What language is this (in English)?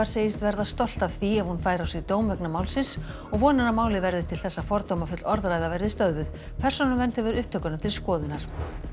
Icelandic